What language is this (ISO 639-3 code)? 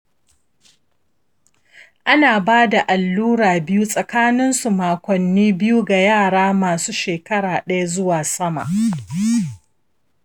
hau